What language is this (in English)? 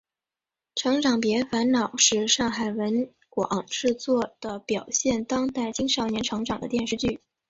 Chinese